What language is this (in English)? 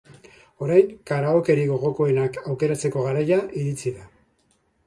Basque